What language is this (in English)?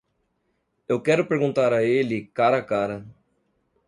Portuguese